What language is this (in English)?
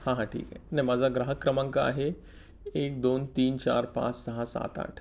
Marathi